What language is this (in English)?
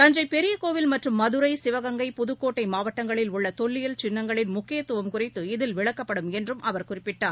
Tamil